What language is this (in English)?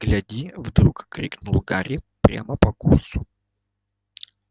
Russian